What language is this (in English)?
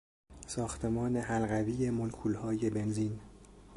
Persian